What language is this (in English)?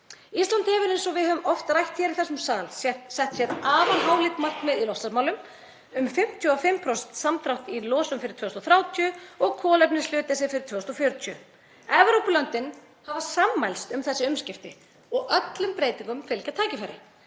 Icelandic